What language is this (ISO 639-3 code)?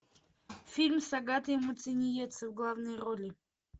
rus